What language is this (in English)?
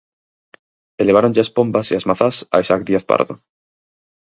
Galician